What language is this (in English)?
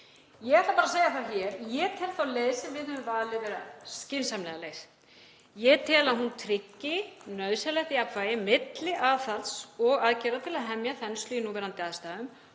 Icelandic